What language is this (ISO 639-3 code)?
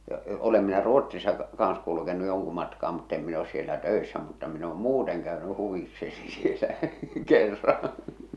fin